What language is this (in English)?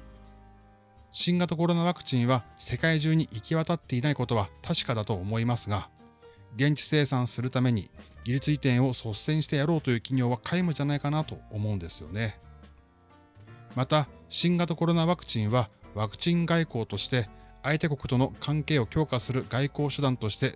Japanese